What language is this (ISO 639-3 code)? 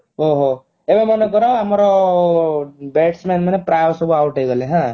ori